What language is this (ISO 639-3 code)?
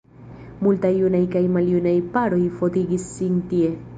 epo